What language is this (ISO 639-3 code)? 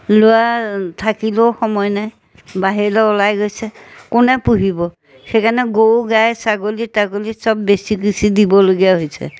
asm